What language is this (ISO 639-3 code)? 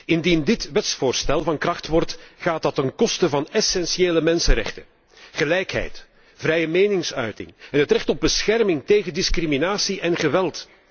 nld